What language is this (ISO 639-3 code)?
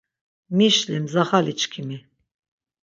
lzz